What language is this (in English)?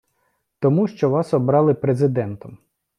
Ukrainian